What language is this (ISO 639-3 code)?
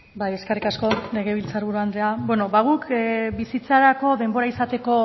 eus